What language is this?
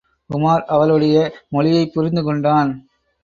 Tamil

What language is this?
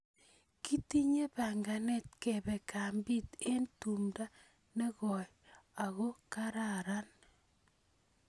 Kalenjin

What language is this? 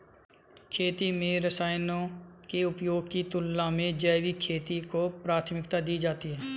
Hindi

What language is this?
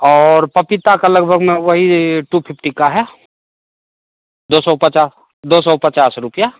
Hindi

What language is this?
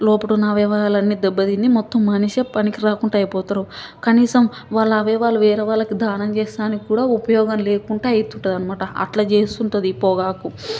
Telugu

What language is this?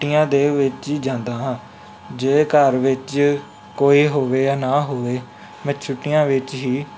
Punjabi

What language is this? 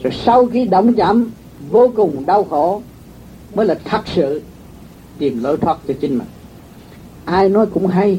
Vietnamese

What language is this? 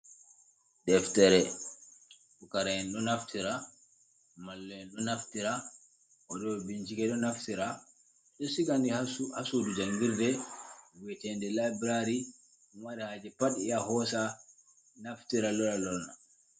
Fula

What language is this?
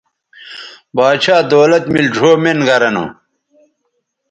Bateri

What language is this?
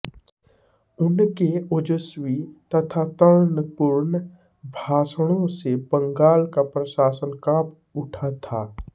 Hindi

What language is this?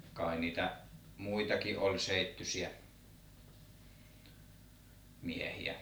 Finnish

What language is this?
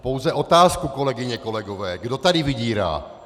Czech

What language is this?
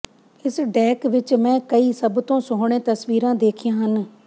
Punjabi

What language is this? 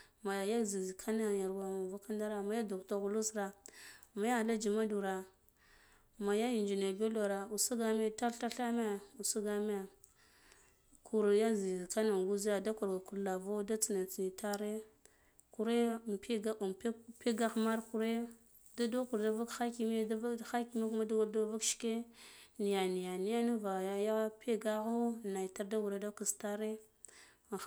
Guduf-Gava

